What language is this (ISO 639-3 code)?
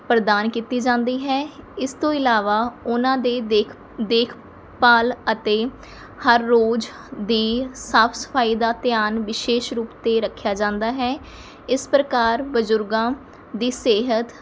pan